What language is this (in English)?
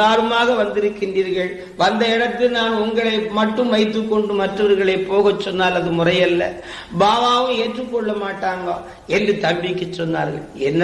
Tamil